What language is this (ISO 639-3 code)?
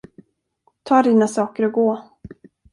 swe